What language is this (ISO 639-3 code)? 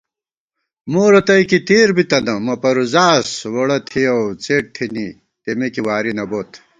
gwt